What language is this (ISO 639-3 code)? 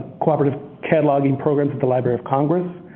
eng